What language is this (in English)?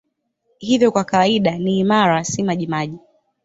Swahili